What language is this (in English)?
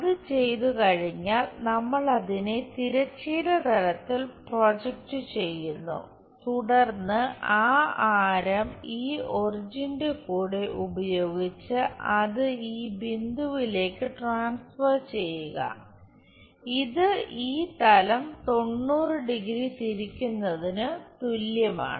Malayalam